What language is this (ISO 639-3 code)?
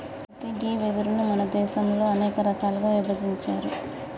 tel